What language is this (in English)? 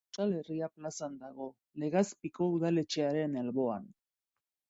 Basque